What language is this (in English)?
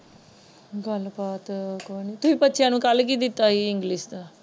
Punjabi